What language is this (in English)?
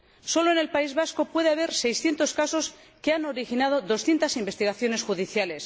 Spanish